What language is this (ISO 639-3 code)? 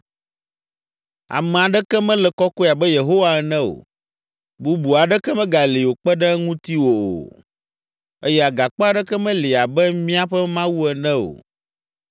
ewe